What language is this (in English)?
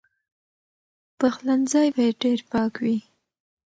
Pashto